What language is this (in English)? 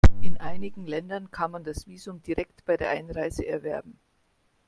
German